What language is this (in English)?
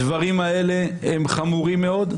Hebrew